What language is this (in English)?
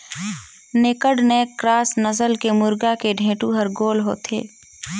Chhattisgarhi